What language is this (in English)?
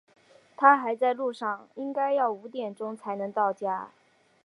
Chinese